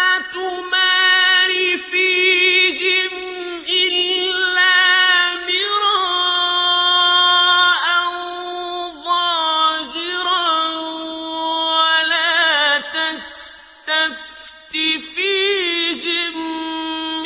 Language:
Arabic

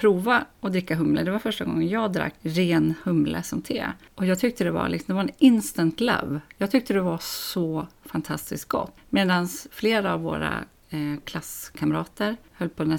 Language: Swedish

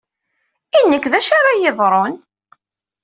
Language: Kabyle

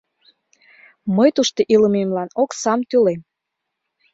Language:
Mari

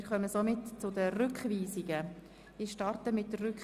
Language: Swiss German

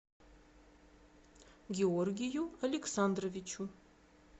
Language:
Russian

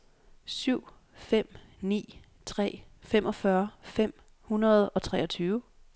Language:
Danish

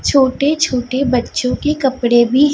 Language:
Hindi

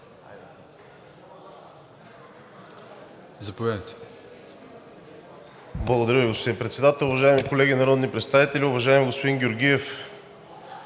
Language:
Bulgarian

